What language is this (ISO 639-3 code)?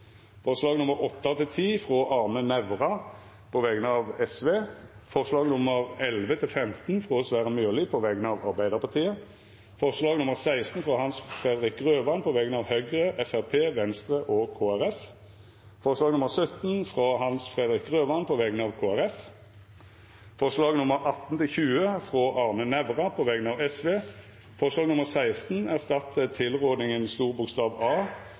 nob